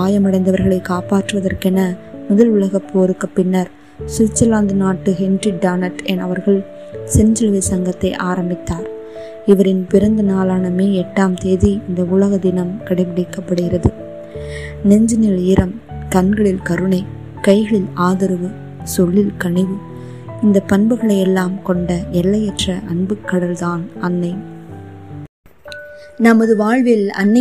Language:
Tamil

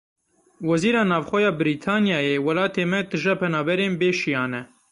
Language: Kurdish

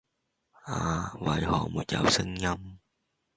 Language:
Cantonese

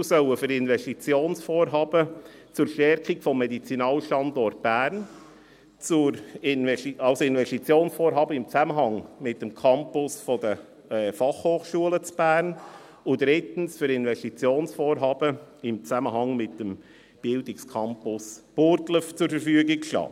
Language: Swiss German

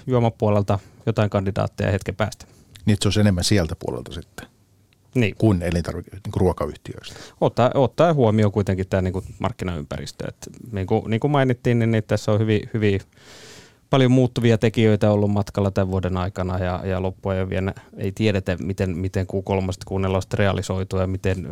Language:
Finnish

